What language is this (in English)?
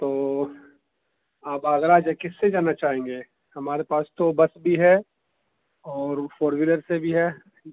Urdu